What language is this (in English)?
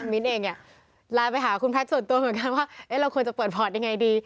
Thai